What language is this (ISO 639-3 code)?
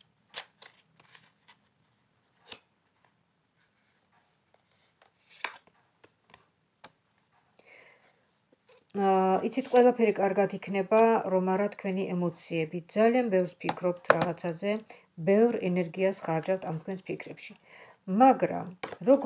ron